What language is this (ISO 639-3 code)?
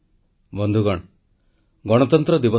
ori